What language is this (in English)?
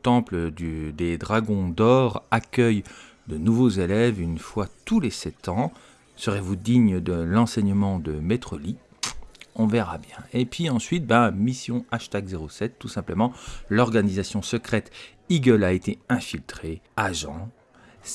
French